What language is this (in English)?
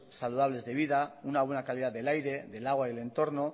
Spanish